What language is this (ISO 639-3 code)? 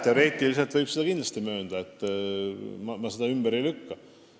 est